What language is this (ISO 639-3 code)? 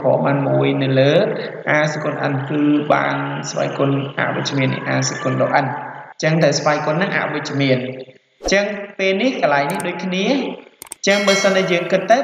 vie